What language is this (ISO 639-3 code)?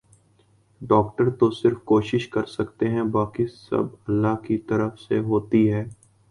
urd